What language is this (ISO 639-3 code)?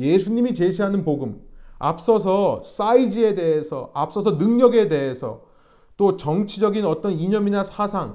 kor